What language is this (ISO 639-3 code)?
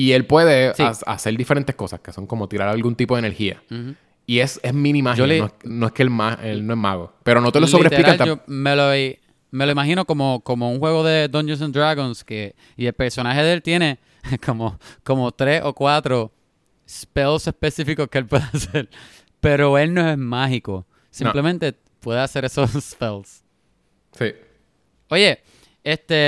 spa